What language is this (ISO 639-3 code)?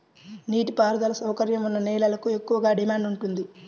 tel